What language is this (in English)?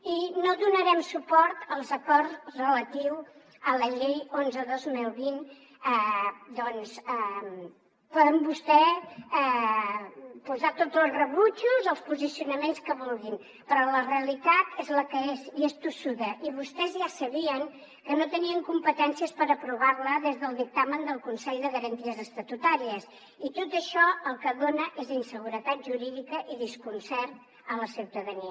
Catalan